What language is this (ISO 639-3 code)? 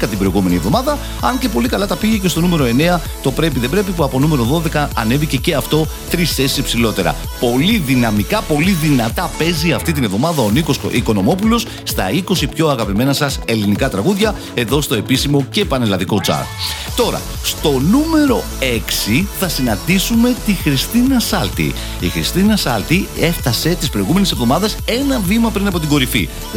ell